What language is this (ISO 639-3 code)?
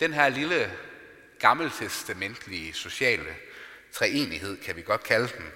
dan